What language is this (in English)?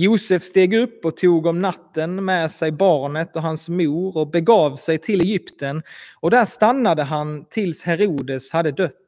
Swedish